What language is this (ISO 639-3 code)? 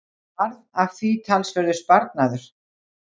isl